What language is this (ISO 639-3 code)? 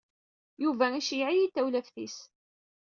kab